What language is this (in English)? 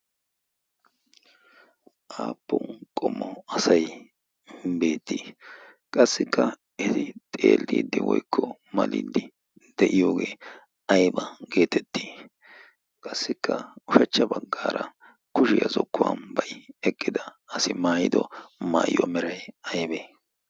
Wolaytta